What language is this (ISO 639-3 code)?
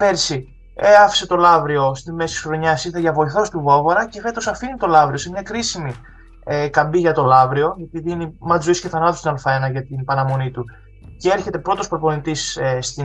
ell